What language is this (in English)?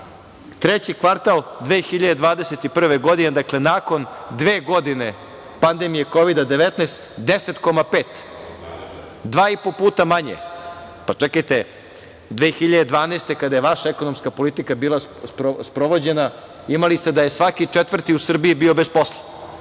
Serbian